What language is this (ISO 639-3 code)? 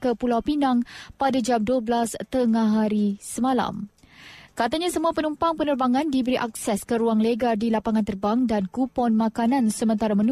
msa